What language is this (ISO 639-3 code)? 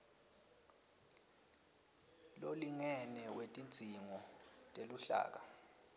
ssw